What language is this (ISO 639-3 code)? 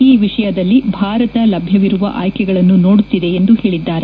kan